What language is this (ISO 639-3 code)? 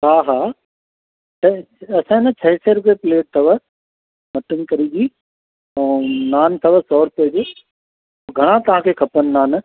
snd